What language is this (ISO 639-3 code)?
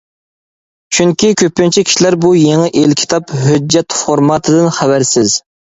uig